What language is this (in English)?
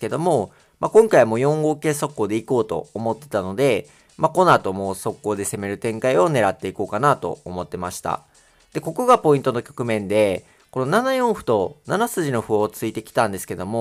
Japanese